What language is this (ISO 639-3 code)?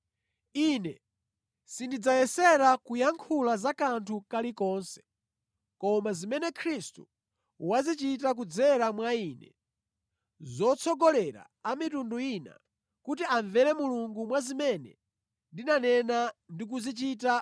nya